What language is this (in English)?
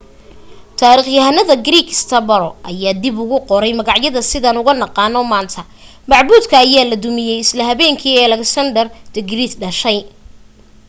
Somali